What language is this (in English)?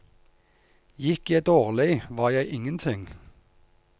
Norwegian